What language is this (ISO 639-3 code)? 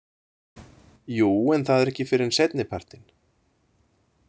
isl